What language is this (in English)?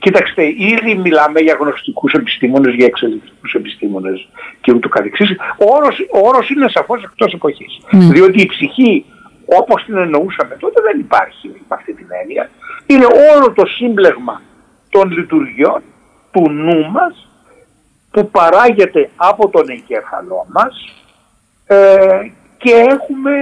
Greek